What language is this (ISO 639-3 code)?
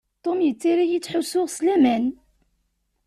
kab